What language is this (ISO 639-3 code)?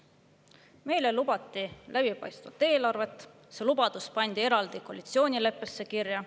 est